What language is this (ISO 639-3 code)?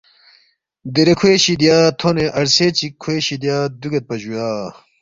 bft